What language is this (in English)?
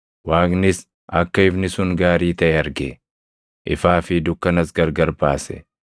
Oromo